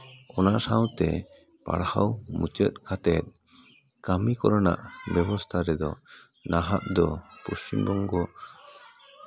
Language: Santali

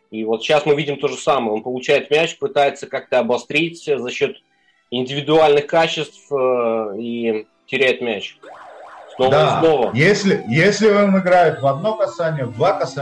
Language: Russian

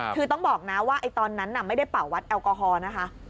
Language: Thai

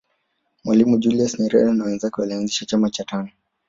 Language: Swahili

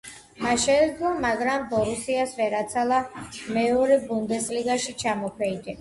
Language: Georgian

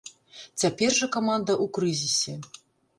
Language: Belarusian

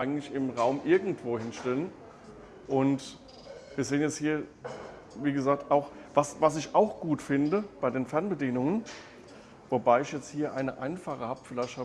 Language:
German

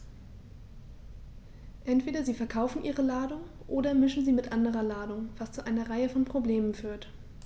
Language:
German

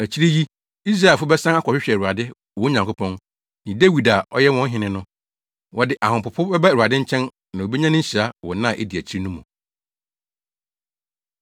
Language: Akan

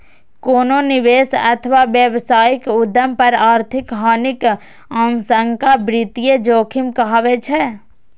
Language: Maithili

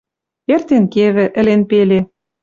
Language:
Western Mari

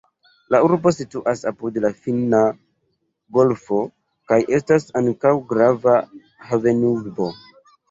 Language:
Esperanto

